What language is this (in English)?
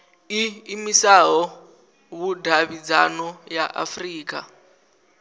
Venda